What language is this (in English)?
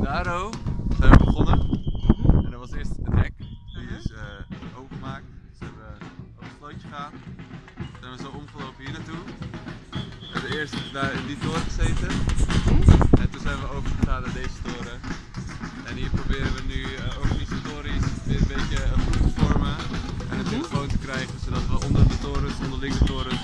Dutch